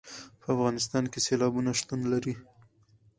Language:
Pashto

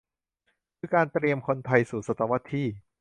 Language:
Thai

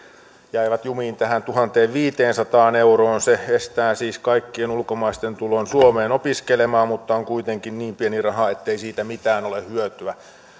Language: Finnish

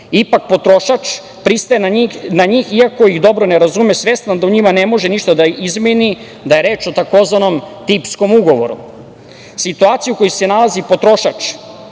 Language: Serbian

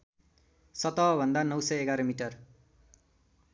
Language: Nepali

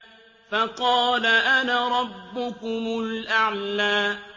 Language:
Arabic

